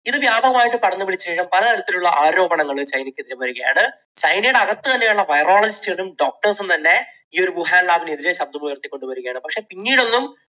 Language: Malayalam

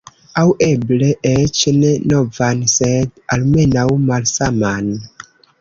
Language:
Esperanto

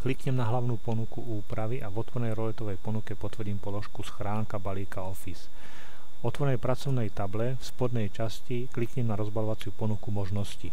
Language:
Slovak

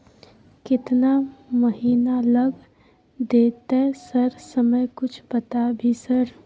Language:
Maithili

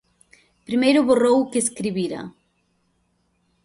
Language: Galician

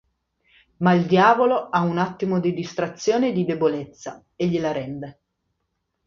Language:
Italian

